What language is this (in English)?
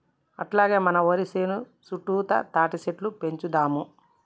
Telugu